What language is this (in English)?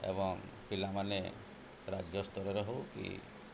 Odia